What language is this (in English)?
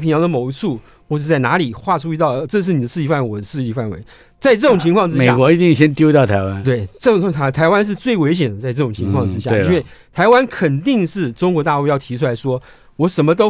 Chinese